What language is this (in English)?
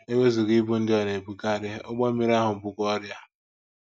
Igbo